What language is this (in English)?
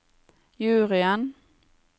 Norwegian